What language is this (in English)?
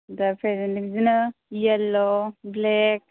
Bodo